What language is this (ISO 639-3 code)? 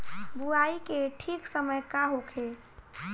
bho